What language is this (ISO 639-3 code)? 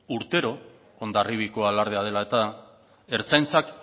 eus